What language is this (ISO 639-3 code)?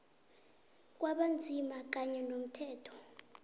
nbl